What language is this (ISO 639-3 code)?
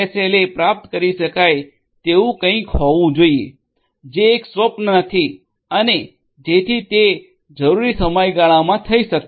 guj